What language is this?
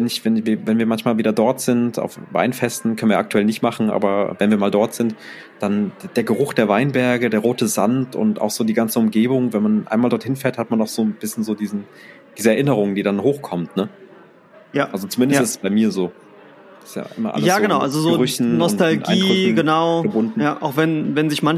German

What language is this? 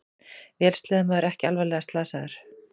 Icelandic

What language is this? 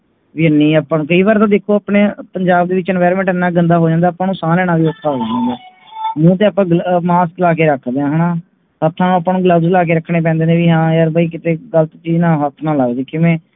Punjabi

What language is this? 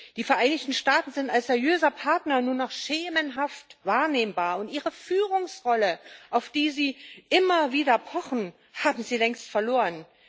German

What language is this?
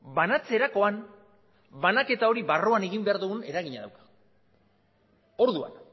Basque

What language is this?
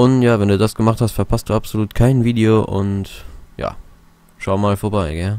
German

